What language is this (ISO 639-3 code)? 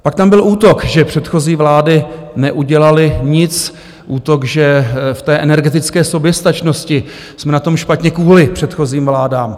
ces